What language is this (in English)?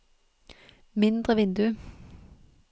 Norwegian